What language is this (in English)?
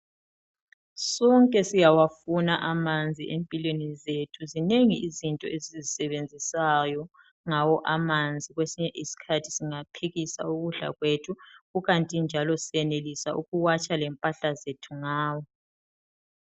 North Ndebele